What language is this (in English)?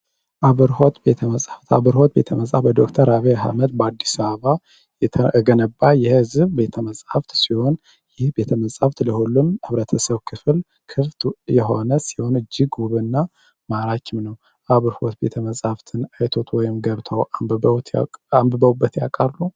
Amharic